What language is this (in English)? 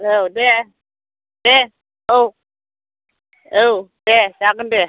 Bodo